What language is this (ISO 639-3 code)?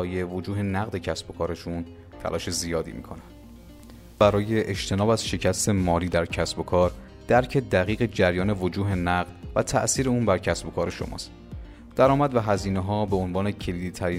fas